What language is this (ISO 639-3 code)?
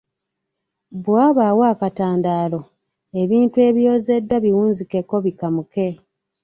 lug